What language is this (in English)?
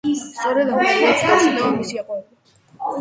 Georgian